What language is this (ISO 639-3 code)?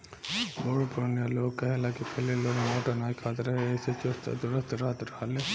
bho